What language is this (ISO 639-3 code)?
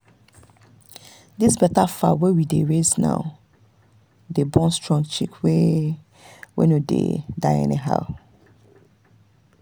pcm